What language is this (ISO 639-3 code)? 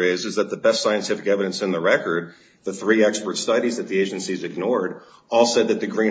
eng